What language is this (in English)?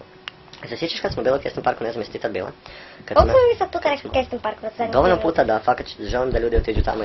Croatian